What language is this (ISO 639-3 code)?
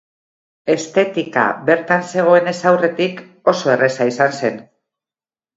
eus